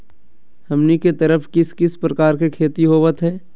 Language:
Magahi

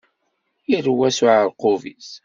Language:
Kabyle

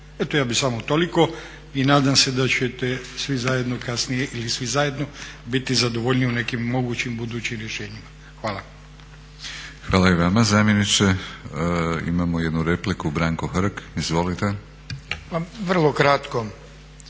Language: Croatian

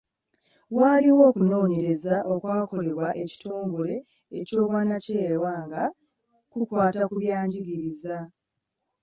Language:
Ganda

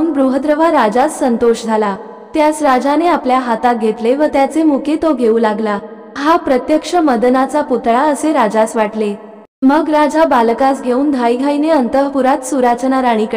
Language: Marathi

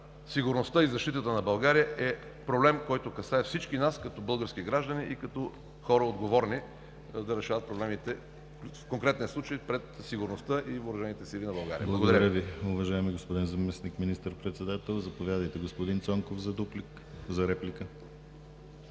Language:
Bulgarian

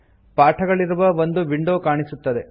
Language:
Kannada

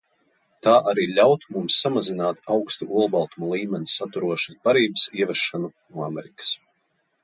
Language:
Latvian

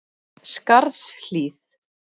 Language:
Icelandic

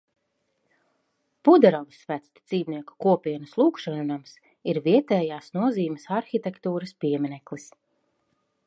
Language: Latvian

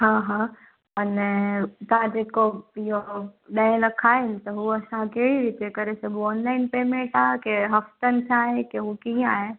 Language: Sindhi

